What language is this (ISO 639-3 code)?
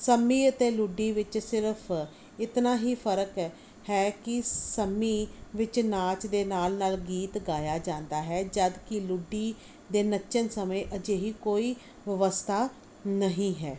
pan